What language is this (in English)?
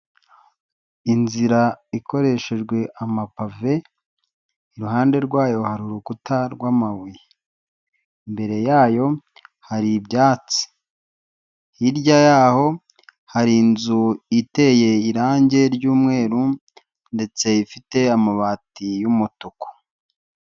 Kinyarwanda